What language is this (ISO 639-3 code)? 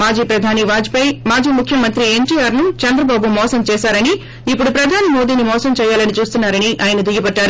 tel